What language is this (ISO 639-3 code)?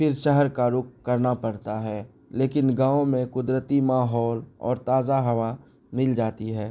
urd